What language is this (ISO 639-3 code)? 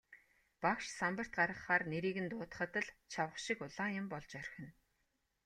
mon